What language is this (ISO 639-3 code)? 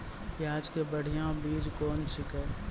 mai